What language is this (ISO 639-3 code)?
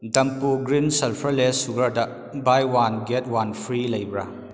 mni